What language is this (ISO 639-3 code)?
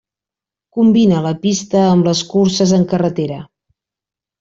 cat